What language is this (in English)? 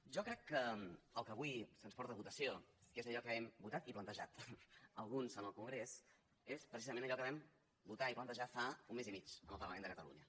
Catalan